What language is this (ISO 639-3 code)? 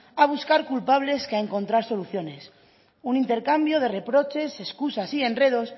spa